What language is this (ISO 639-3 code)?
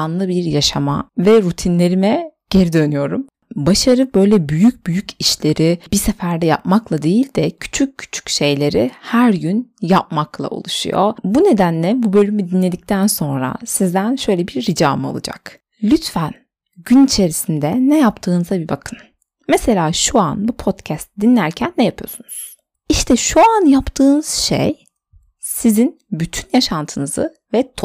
tur